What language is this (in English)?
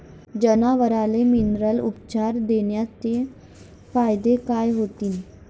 Marathi